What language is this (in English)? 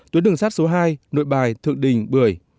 Vietnamese